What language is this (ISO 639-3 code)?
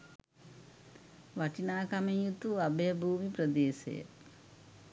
sin